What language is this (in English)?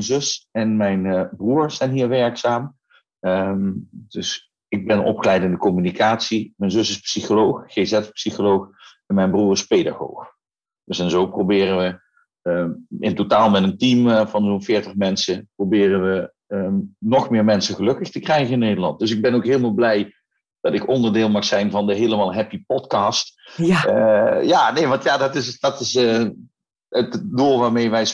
Dutch